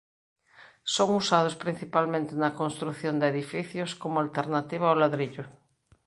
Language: Galician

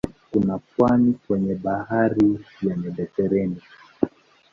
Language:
Swahili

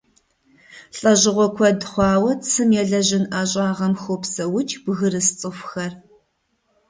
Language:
Kabardian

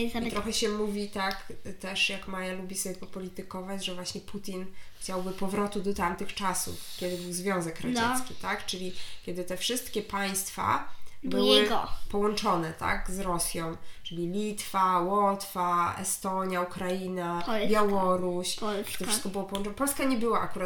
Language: Polish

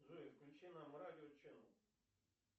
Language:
Russian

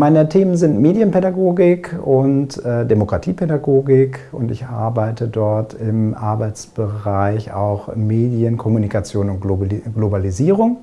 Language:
German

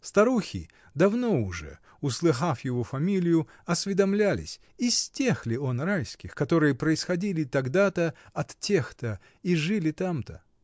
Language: Russian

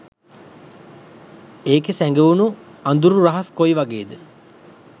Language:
Sinhala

